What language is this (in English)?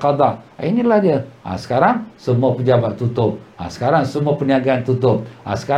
Malay